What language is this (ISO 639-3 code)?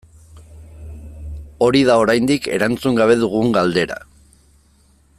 eus